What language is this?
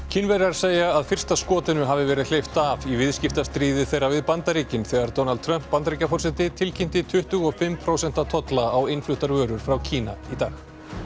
Icelandic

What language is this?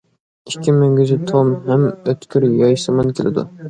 Uyghur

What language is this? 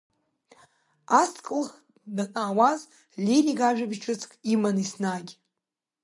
Abkhazian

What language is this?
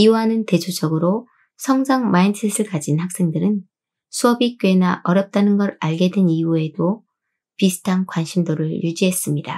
Korean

